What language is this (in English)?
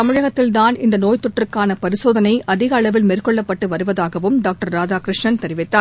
Tamil